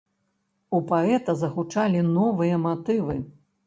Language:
Belarusian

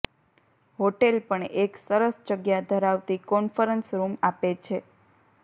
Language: Gujarati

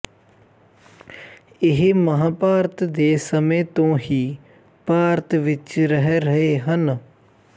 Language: Punjabi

